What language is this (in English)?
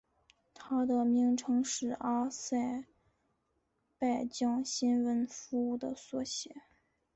Chinese